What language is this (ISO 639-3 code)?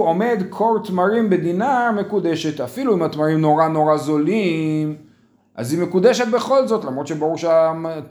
heb